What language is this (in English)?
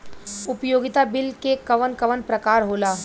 Bhojpuri